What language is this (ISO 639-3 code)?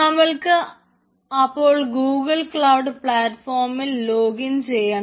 mal